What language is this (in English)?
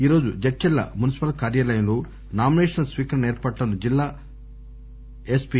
Telugu